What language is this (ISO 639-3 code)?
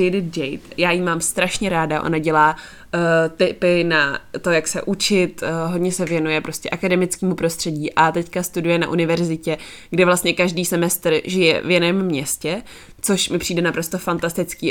ces